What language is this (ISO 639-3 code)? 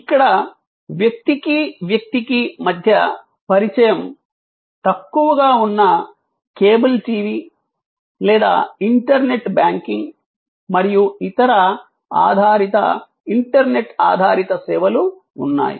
tel